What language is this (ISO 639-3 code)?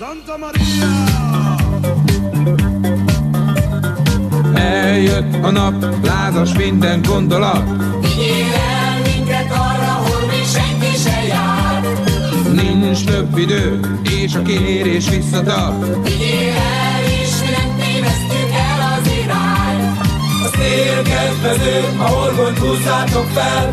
hun